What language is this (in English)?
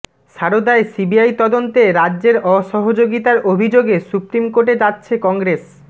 Bangla